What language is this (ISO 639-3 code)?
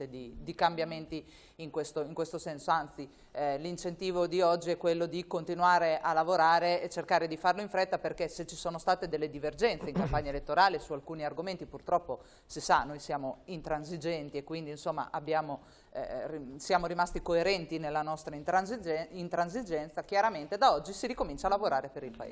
ita